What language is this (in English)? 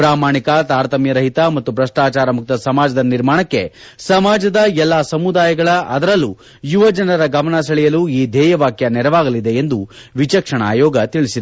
Kannada